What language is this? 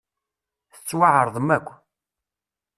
Kabyle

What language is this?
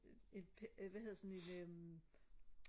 Danish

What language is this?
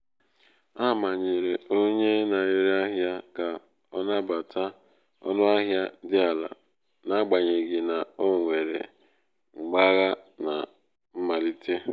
Igbo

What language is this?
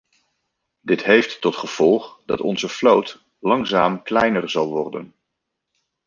Dutch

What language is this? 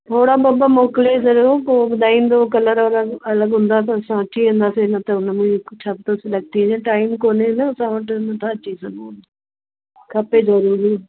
Sindhi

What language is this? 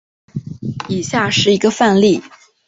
Chinese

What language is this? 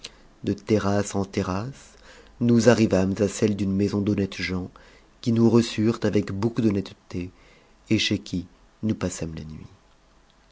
French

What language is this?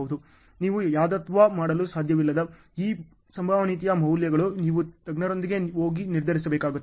Kannada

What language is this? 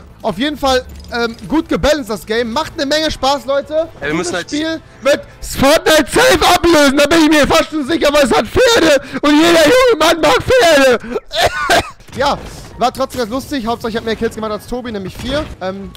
German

